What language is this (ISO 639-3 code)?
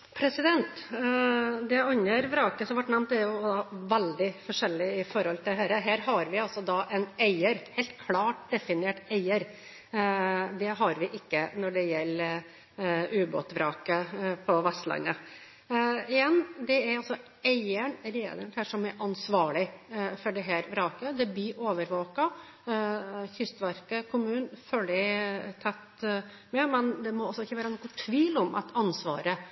nob